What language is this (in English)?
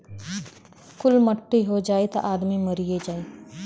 Bhojpuri